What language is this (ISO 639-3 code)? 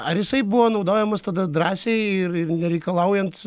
lit